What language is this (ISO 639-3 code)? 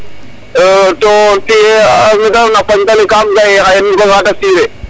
srr